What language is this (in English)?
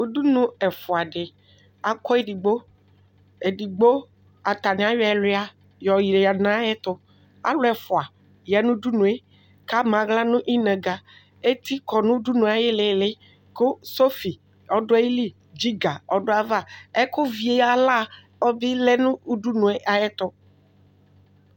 Ikposo